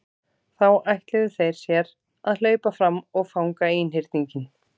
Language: Icelandic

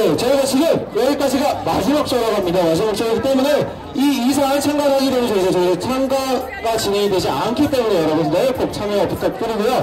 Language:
Korean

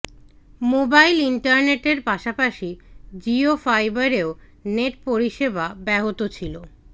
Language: Bangla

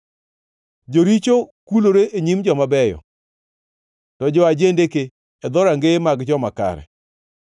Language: Luo (Kenya and Tanzania)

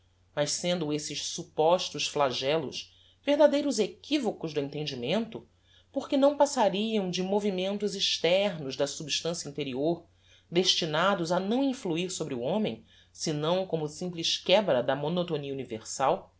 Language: Portuguese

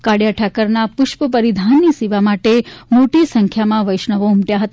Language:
Gujarati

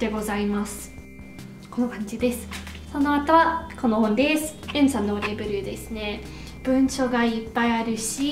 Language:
Japanese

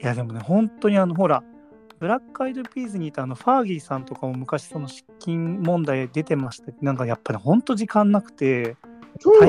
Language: Japanese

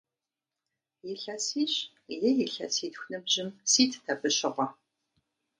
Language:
Kabardian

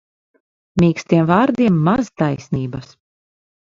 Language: Latvian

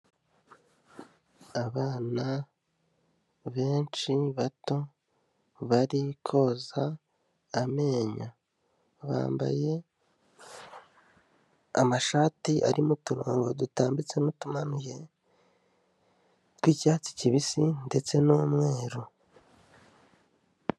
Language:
Kinyarwanda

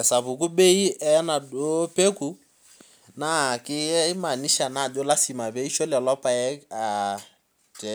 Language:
Masai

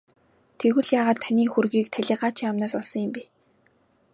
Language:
Mongolian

